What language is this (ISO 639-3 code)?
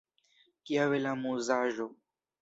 epo